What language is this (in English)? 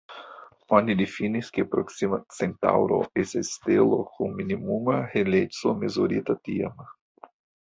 Esperanto